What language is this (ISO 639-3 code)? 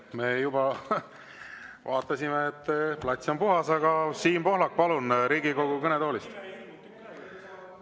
est